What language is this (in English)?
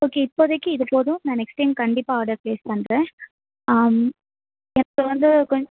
Tamil